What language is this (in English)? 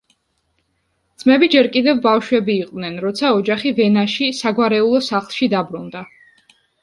Georgian